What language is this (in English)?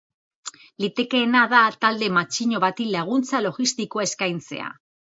Basque